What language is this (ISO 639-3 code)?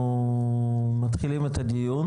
heb